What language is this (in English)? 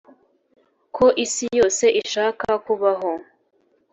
Kinyarwanda